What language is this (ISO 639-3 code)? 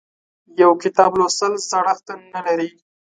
pus